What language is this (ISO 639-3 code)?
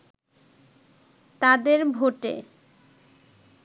ben